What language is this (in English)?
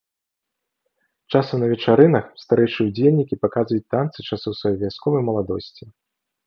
Belarusian